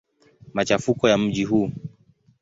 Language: Swahili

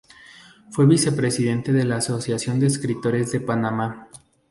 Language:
Spanish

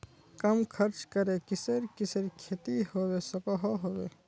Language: Magahi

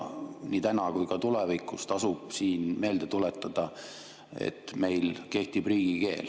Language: Estonian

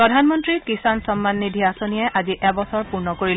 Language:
Assamese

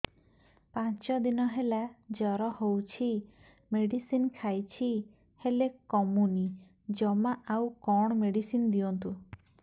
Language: Odia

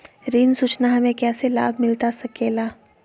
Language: Magahi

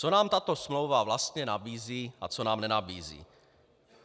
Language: Czech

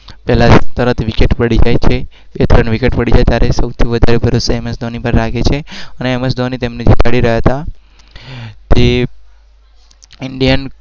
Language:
Gujarati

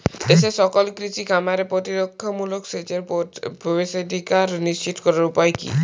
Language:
Bangla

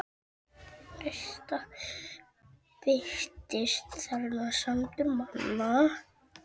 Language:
Icelandic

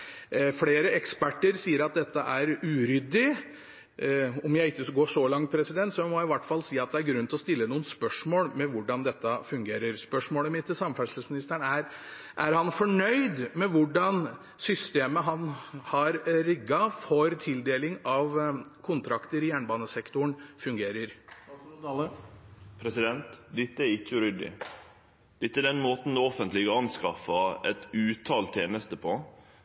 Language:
Norwegian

